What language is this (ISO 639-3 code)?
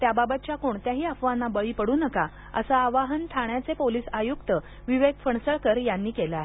mar